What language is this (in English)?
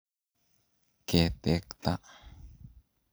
Kalenjin